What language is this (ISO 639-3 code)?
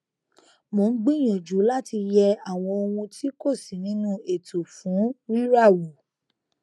yor